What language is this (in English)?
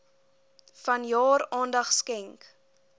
Afrikaans